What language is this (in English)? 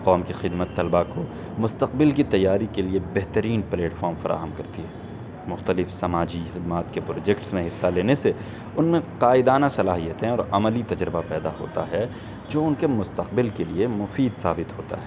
Urdu